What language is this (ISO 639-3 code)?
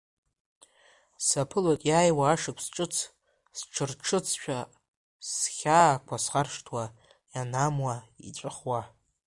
abk